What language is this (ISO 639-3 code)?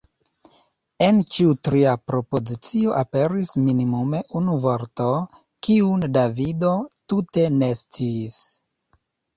epo